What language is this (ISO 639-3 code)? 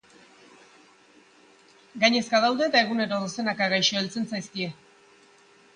eus